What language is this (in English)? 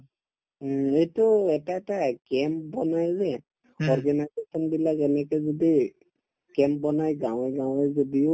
Assamese